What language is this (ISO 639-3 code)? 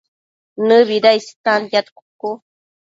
mcf